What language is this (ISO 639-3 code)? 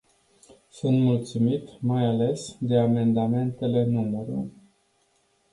ron